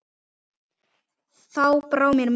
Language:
Icelandic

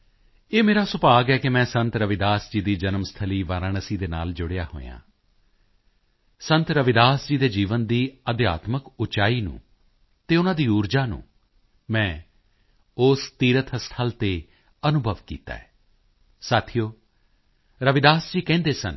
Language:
Punjabi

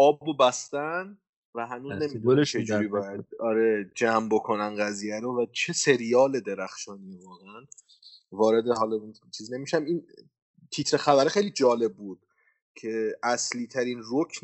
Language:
Persian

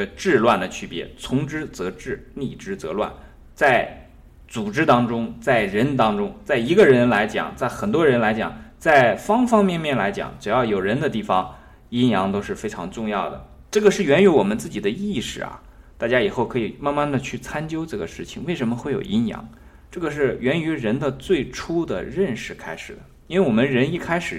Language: Chinese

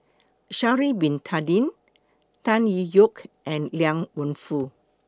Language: English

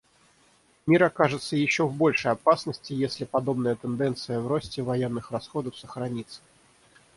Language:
Russian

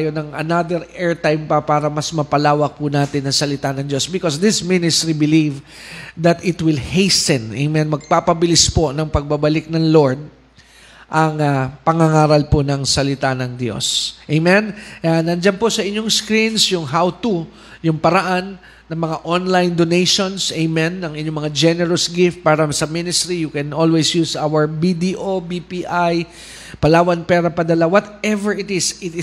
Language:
Filipino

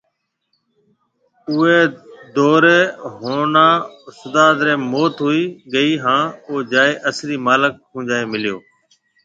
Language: Marwari (Pakistan)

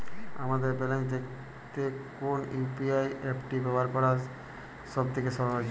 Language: Bangla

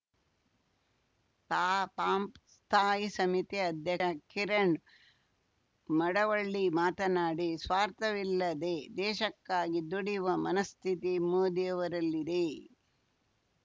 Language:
Kannada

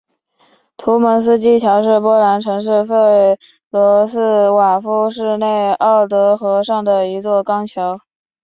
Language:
Chinese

